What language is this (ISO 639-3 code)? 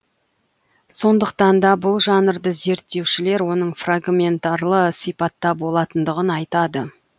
kaz